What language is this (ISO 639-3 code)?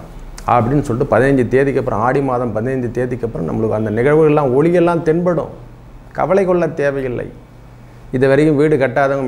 vie